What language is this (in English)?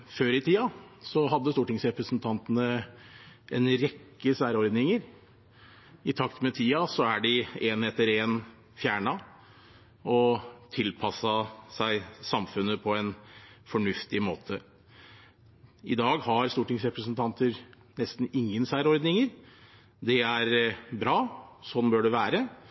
Norwegian Bokmål